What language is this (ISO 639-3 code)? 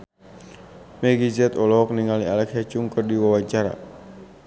sun